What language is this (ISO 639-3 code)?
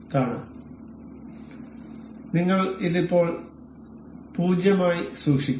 mal